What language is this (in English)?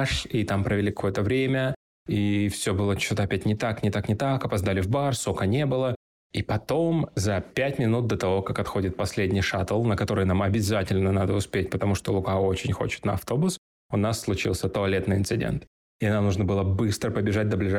Russian